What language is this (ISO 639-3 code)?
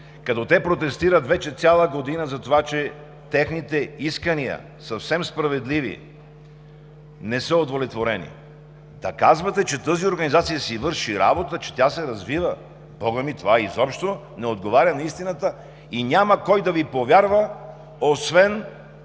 bul